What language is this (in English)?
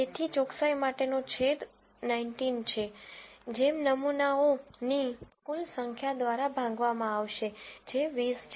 Gujarati